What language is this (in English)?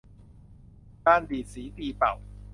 Thai